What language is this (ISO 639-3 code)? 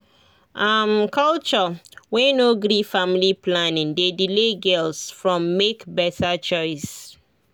pcm